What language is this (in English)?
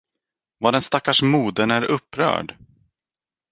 Swedish